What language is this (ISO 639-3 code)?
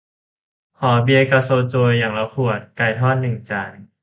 tha